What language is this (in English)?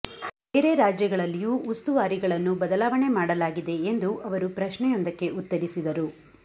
Kannada